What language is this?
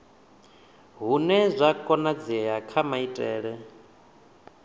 Venda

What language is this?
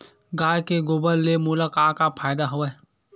Chhattisgarhi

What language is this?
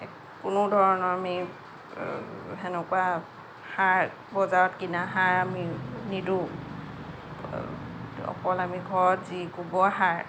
Assamese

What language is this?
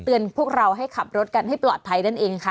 Thai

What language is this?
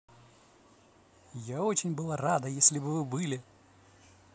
Russian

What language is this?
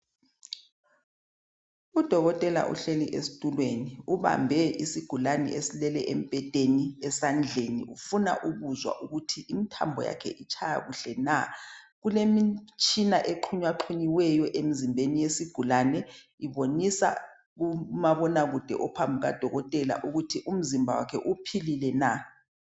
North Ndebele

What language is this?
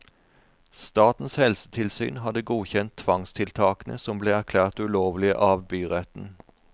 Norwegian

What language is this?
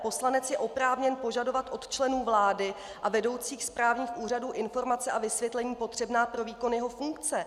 Czech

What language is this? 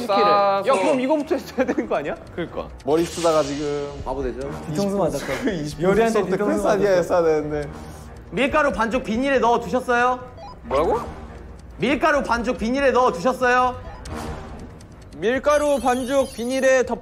Korean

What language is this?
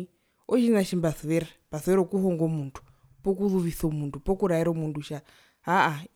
Herero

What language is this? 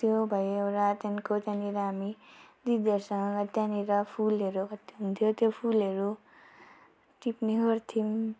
Nepali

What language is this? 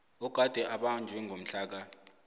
South Ndebele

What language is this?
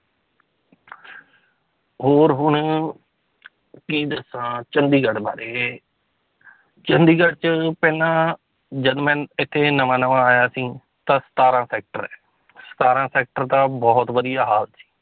Punjabi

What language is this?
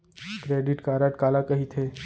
Chhattisgarhi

